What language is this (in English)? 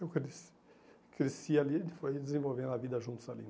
Portuguese